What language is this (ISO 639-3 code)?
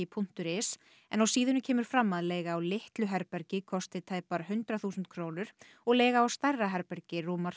isl